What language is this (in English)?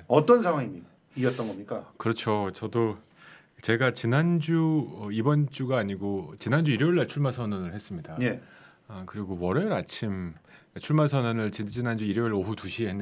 Korean